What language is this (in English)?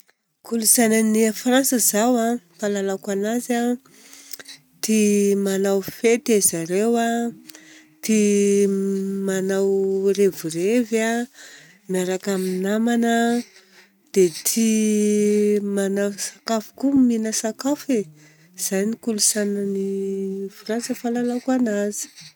Southern Betsimisaraka Malagasy